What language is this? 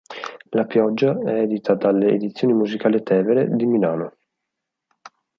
Italian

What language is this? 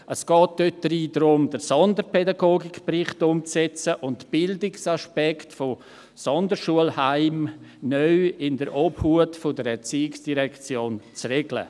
Swiss German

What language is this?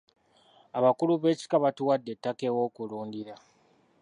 Ganda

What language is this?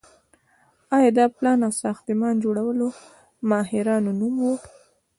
Pashto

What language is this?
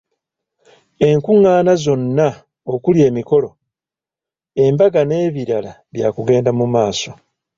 Ganda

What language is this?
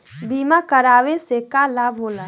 Bhojpuri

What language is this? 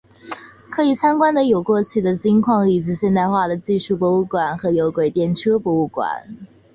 Chinese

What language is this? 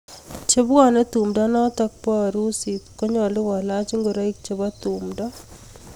Kalenjin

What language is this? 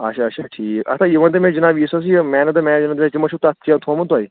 Kashmiri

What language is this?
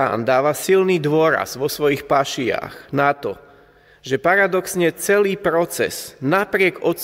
Slovak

